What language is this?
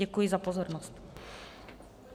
Czech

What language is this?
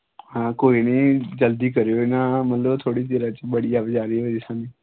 Dogri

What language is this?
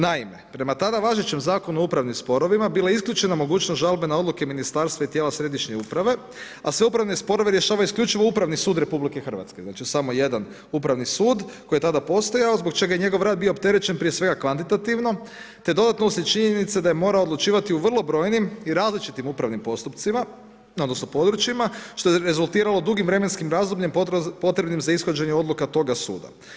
Croatian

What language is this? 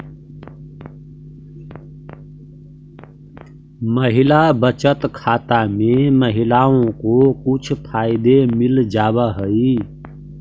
Magahi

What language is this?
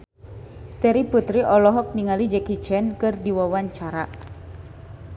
Sundanese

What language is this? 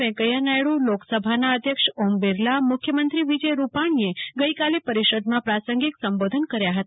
Gujarati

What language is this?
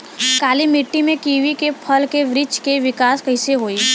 Bhojpuri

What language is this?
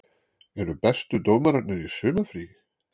Icelandic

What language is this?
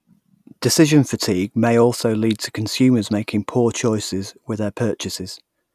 English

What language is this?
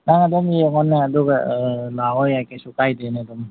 Manipuri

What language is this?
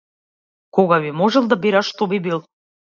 Macedonian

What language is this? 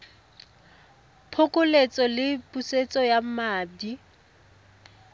Tswana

